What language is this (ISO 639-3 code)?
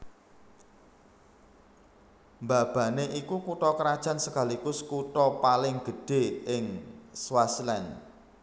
jav